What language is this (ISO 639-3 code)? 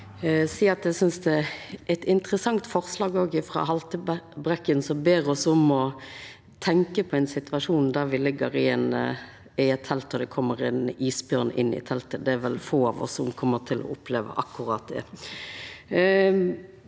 nor